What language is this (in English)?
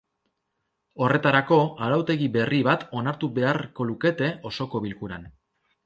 Basque